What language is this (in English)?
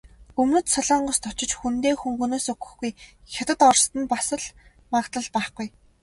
Mongolian